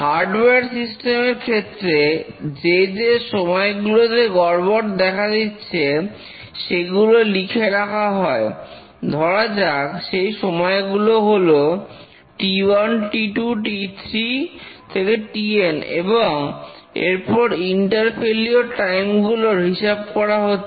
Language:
Bangla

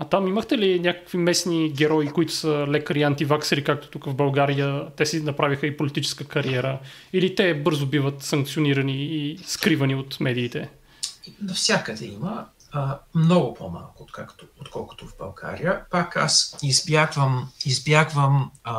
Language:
Bulgarian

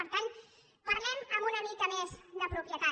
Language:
Catalan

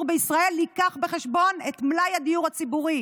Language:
Hebrew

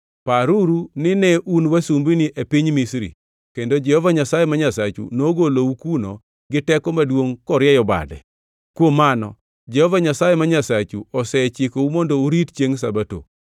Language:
Luo (Kenya and Tanzania)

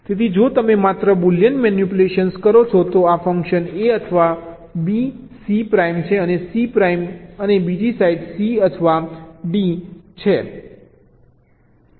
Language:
Gujarati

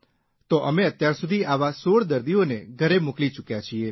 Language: Gujarati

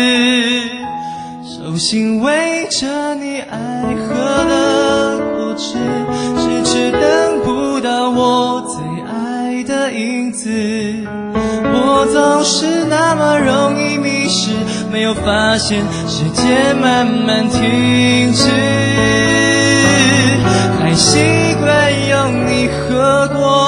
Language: Chinese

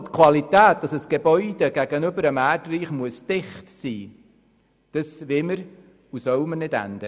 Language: Swiss German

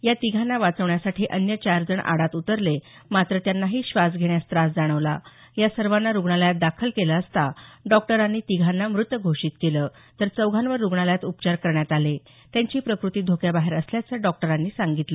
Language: Marathi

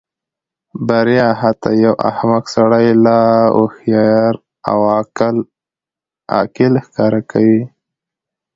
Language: Pashto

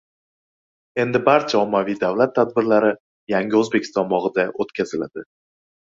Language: Uzbek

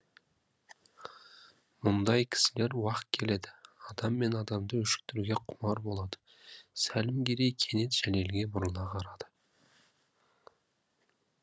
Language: Kazakh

